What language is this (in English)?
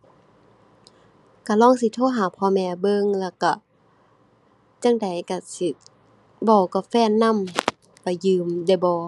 Thai